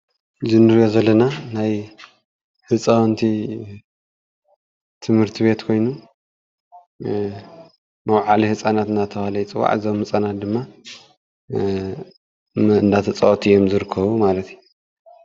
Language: Tigrinya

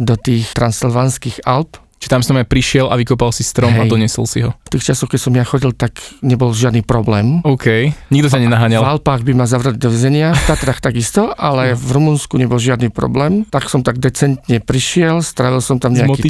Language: Slovak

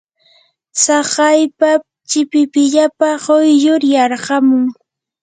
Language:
Yanahuanca Pasco Quechua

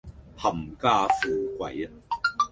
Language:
Cantonese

